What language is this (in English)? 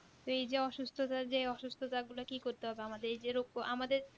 Bangla